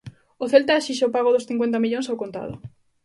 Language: Galician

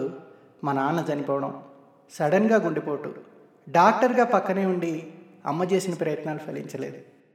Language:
Telugu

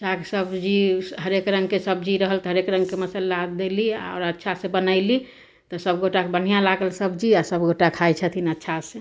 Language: Maithili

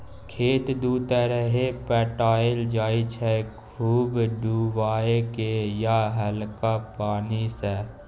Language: Maithili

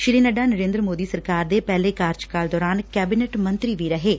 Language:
Punjabi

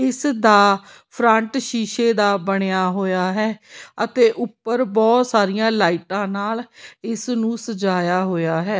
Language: Punjabi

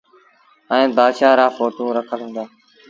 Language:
Sindhi Bhil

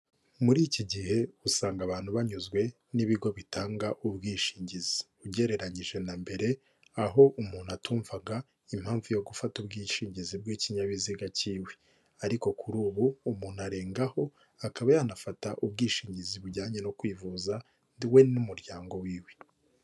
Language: Kinyarwanda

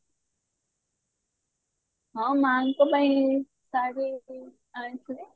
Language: Odia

